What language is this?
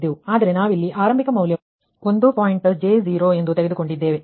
Kannada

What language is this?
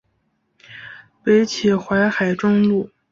Chinese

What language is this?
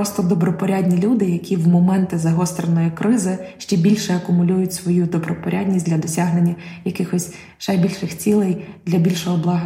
Ukrainian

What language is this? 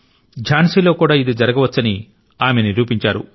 Telugu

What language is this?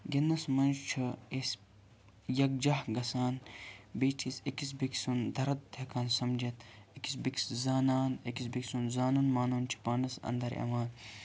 Kashmiri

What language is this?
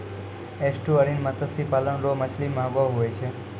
Maithili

